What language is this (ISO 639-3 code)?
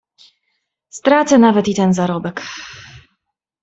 pol